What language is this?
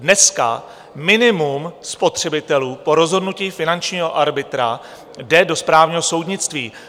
Czech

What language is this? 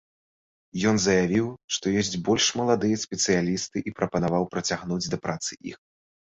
Belarusian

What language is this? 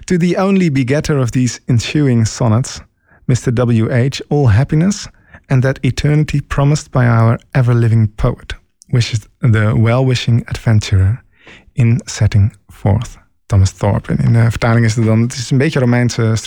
Dutch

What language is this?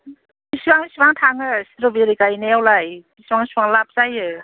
Bodo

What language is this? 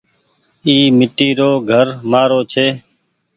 Goaria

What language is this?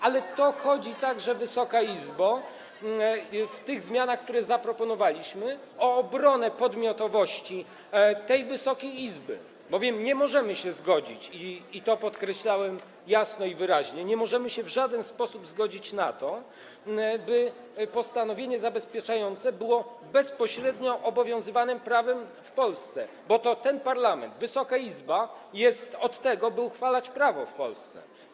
Polish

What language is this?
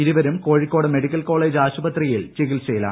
Malayalam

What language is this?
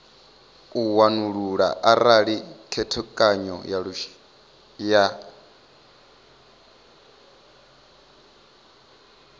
Venda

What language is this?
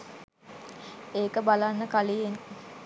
Sinhala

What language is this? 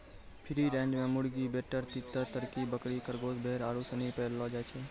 Maithili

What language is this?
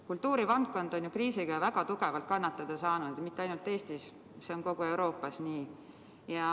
Estonian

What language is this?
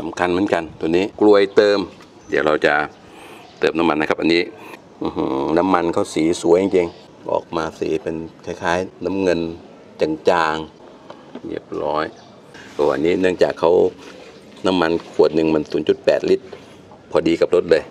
Thai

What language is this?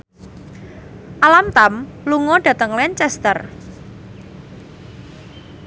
Javanese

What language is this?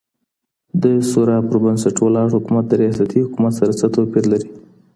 Pashto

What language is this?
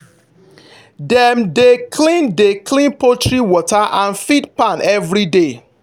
Nigerian Pidgin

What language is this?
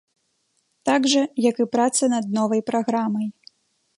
Belarusian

